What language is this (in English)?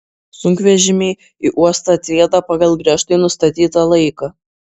Lithuanian